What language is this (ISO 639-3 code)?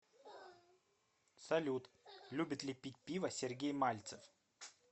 rus